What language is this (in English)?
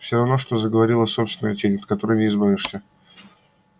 Russian